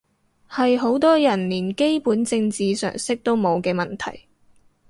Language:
Cantonese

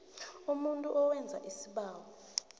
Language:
South Ndebele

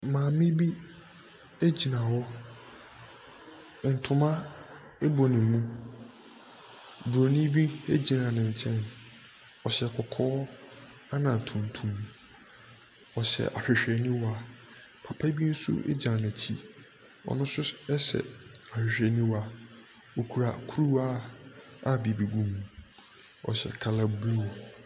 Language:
Akan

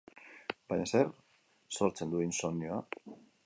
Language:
Basque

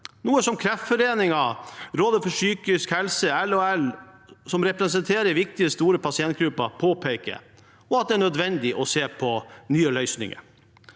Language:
Norwegian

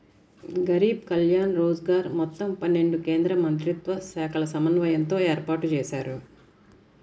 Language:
Telugu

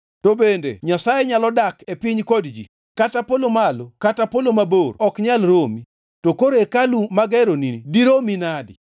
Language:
Luo (Kenya and Tanzania)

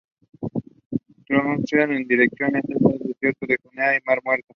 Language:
Spanish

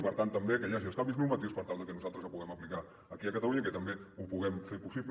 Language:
Catalan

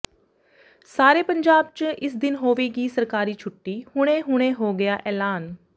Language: Punjabi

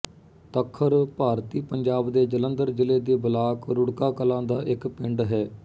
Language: Punjabi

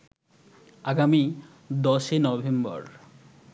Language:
Bangla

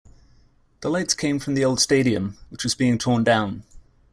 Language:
English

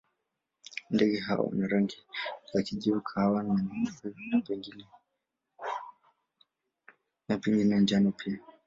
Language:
Swahili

